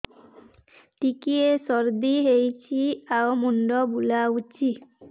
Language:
Odia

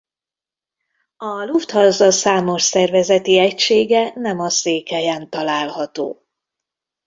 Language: Hungarian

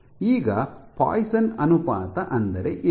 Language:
Kannada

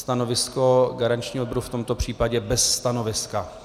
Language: Czech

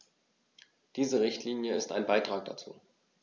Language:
German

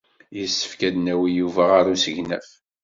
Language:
Kabyle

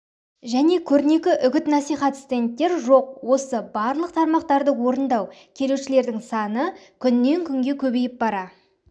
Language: Kazakh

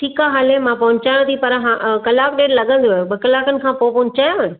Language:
Sindhi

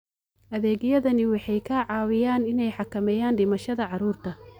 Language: Somali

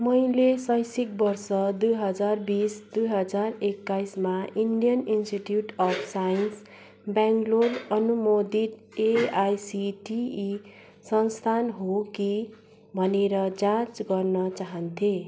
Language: Nepali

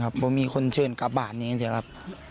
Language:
Thai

